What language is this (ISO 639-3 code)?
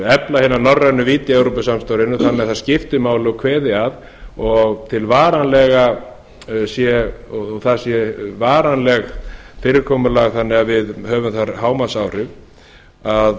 isl